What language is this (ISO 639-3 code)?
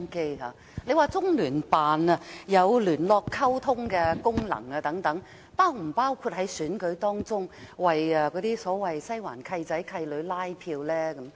yue